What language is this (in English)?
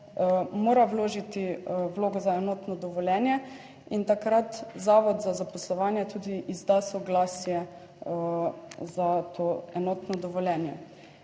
Slovenian